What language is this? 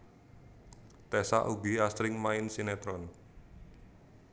Javanese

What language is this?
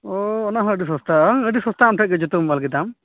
Santali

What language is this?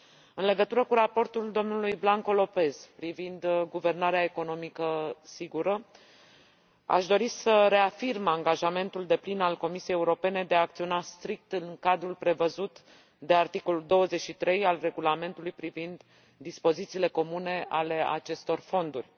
Romanian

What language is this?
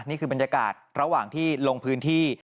Thai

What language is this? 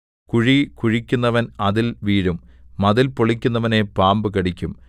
Malayalam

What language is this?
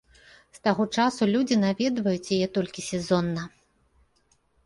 Belarusian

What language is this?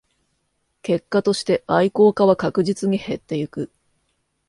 Japanese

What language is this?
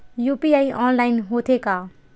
Chhattisgarhi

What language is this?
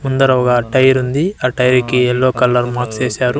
Telugu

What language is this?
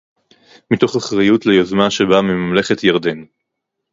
Hebrew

